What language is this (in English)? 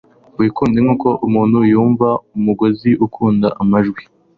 Kinyarwanda